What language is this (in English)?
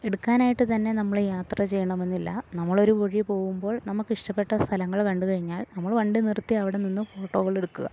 Malayalam